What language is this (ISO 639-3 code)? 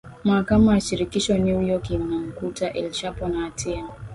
swa